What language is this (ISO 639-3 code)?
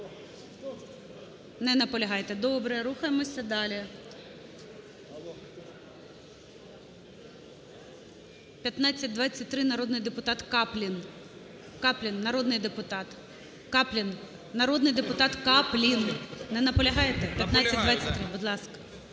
ukr